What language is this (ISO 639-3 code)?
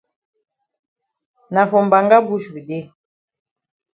wes